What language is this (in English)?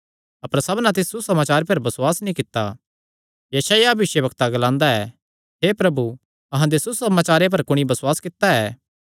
Kangri